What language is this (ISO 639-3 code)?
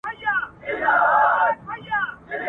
pus